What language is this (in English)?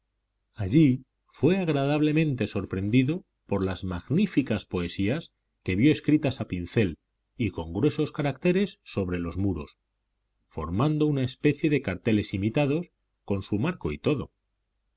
Spanish